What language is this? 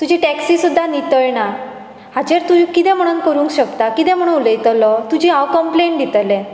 Konkani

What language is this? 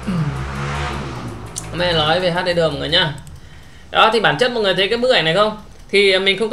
Vietnamese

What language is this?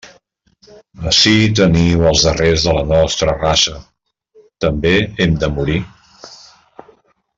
Catalan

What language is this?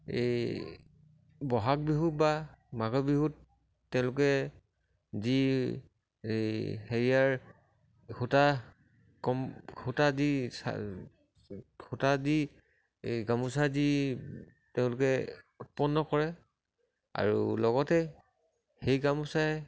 Assamese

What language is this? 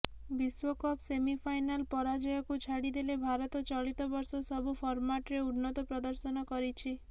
Odia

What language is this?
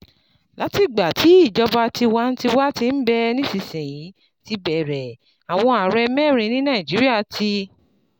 Yoruba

